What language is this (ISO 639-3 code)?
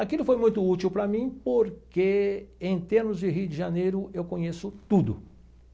por